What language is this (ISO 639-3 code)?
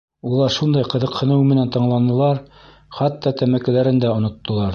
bak